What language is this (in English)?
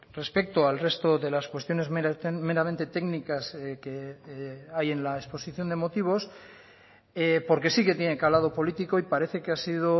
Spanish